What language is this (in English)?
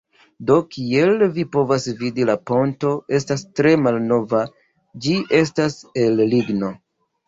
Esperanto